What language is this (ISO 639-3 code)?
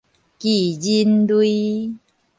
nan